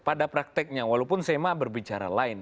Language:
Indonesian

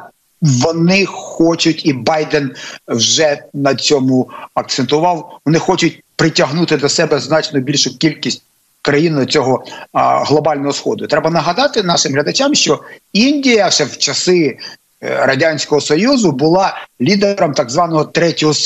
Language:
Ukrainian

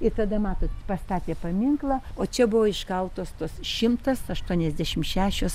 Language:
Lithuanian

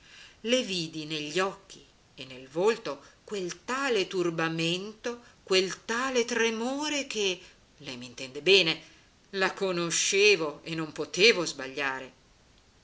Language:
Italian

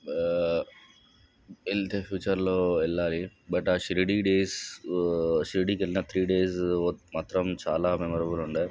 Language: Telugu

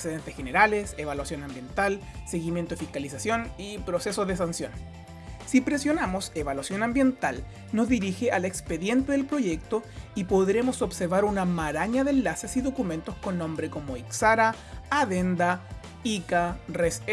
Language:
Spanish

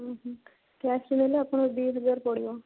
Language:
Odia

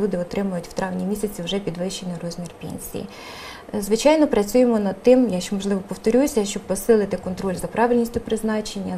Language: Ukrainian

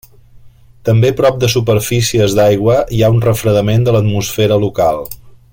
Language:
Catalan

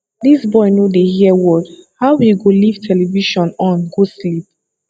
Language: Nigerian Pidgin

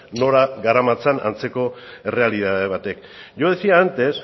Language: Basque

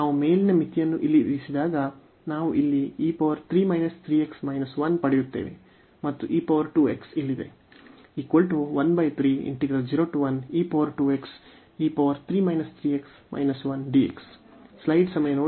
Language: Kannada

